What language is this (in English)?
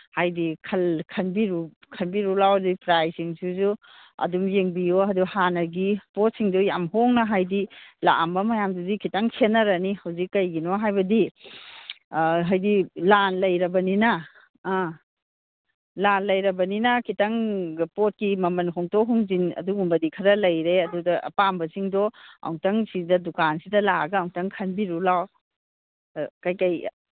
Manipuri